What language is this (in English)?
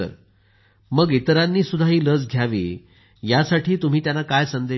Marathi